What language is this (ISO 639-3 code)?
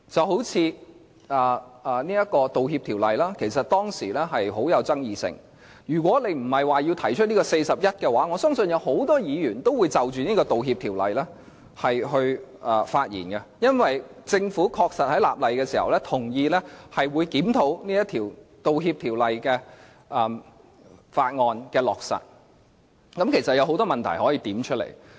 yue